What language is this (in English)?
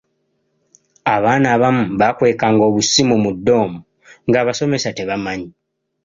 Ganda